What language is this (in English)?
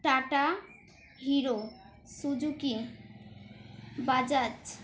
Bangla